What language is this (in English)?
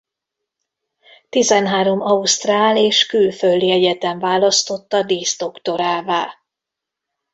Hungarian